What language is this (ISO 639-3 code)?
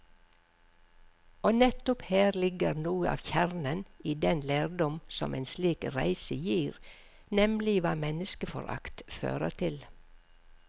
nor